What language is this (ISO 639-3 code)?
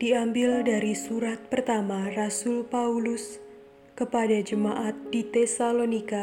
ind